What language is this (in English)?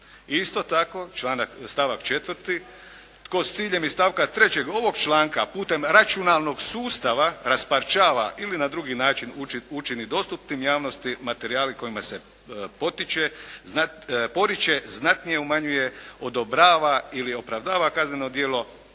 Croatian